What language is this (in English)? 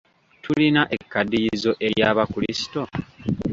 Ganda